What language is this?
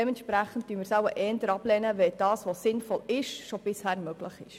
Swiss German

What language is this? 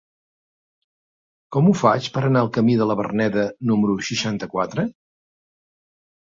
Catalan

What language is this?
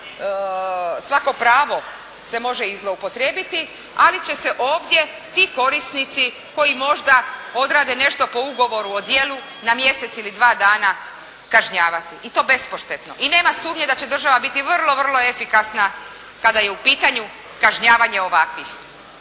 Croatian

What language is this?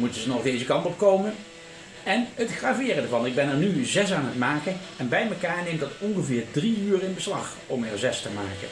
Dutch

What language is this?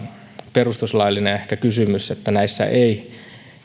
Finnish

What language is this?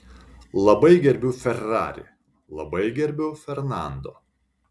Lithuanian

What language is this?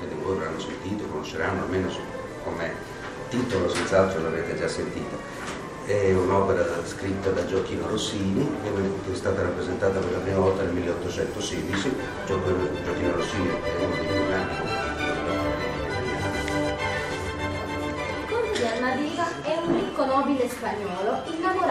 Italian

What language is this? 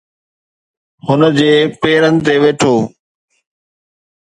Sindhi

